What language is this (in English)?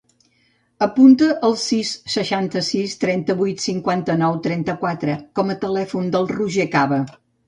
Catalan